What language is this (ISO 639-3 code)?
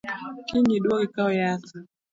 luo